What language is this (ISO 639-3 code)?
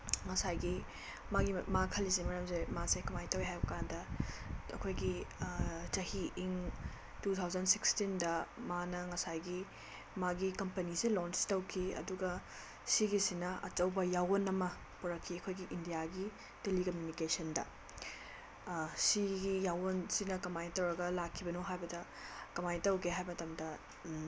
mni